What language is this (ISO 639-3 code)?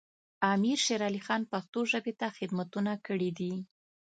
pus